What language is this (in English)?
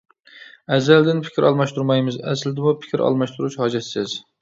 Uyghur